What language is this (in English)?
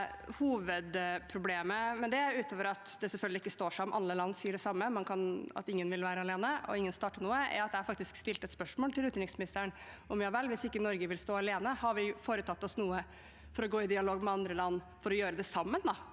Norwegian